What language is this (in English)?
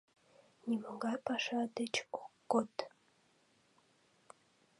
Mari